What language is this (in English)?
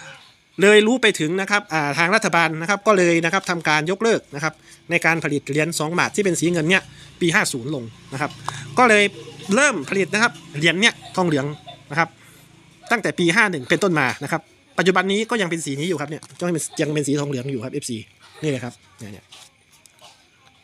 Thai